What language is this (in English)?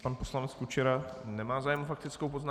Czech